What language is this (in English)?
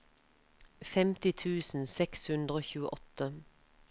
Norwegian